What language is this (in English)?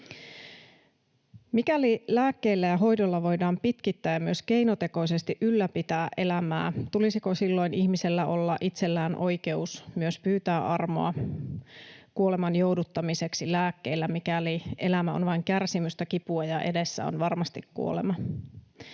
Finnish